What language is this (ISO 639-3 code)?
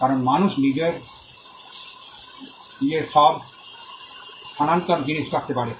ben